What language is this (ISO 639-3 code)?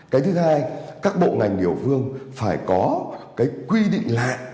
vie